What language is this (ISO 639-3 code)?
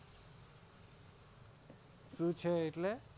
guj